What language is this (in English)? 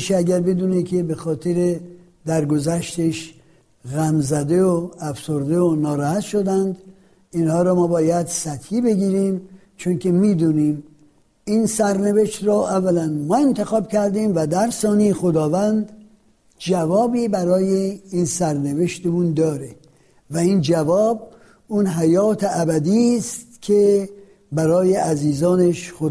Persian